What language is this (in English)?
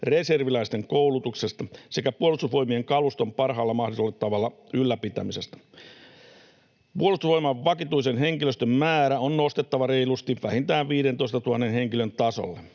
Finnish